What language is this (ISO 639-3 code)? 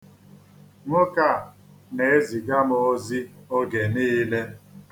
ibo